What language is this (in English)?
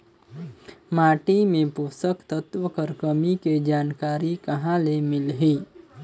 Chhattisgarhi